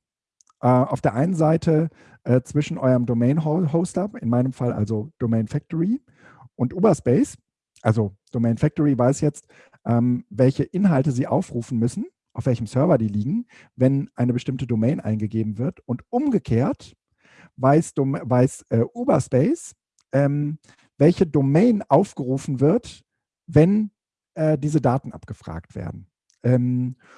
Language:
German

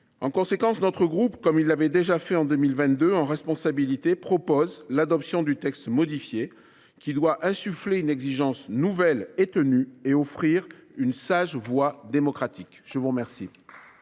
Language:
French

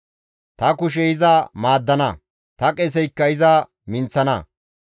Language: Gamo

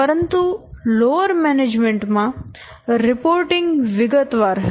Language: Gujarati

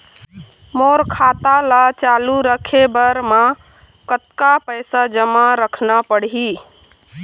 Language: Chhattisgarhi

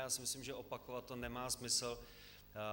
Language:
Czech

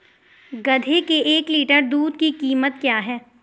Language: Hindi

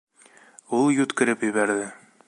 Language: Bashkir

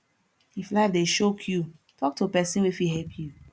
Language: Nigerian Pidgin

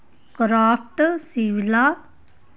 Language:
Dogri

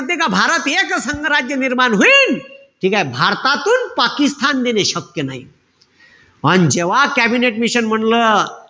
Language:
Marathi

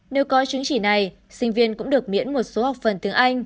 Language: Vietnamese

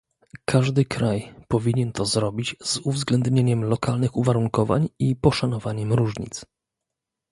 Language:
Polish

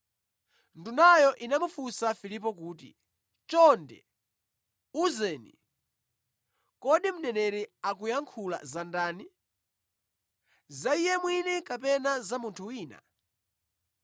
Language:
Nyanja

